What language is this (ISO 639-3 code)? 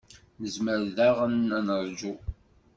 kab